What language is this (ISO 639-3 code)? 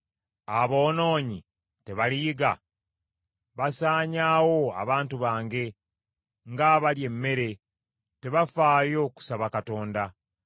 lug